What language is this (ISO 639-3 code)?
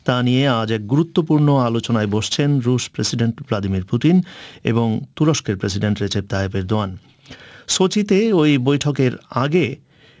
ben